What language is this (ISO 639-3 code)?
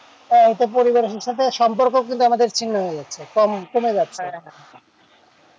ben